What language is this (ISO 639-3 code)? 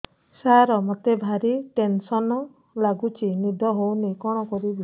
ori